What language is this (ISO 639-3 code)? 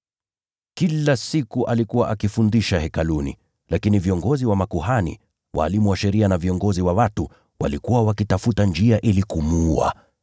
swa